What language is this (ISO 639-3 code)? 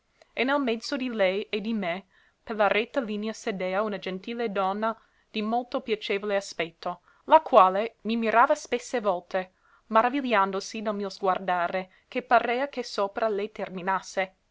ita